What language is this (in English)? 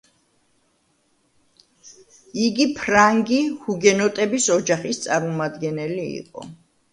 Georgian